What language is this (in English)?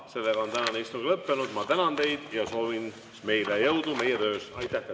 Estonian